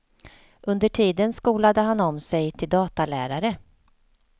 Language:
Swedish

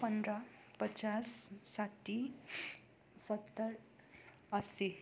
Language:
Nepali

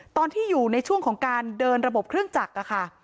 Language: Thai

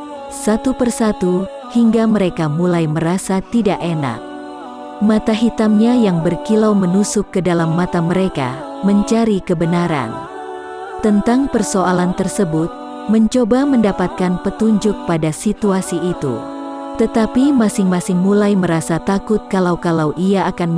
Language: Indonesian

